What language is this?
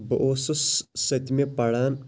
Kashmiri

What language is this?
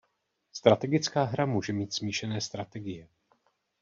Czech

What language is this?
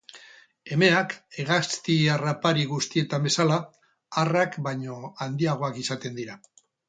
Basque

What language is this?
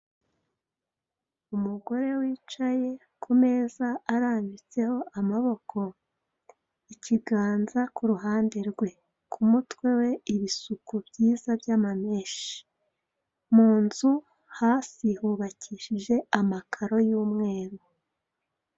Kinyarwanda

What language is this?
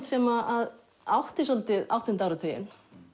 Icelandic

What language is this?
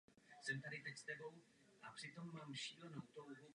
Czech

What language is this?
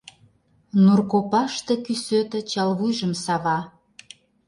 Mari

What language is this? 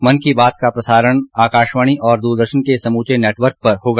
Hindi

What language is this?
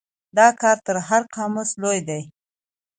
Pashto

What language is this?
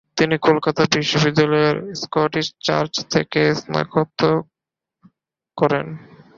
Bangla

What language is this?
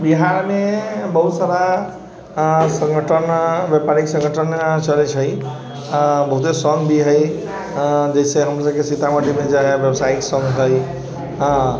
Maithili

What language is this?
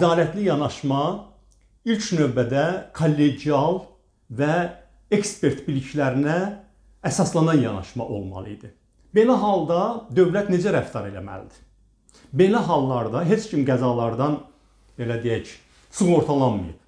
Turkish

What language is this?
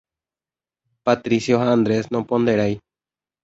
Guarani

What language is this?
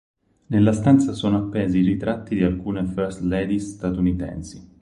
Italian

